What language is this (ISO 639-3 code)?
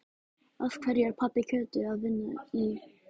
isl